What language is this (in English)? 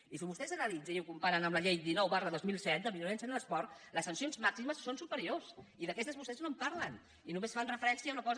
Catalan